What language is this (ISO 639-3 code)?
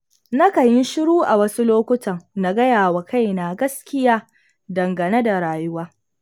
hau